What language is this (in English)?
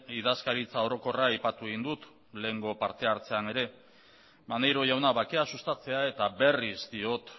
Basque